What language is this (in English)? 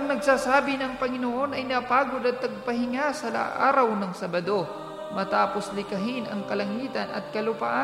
Filipino